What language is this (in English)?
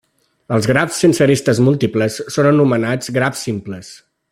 Catalan